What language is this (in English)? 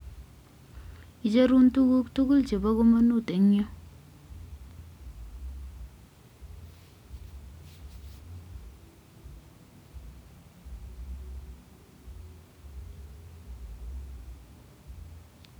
Kalenjin